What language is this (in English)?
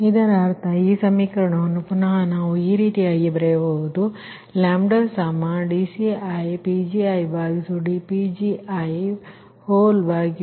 Kannada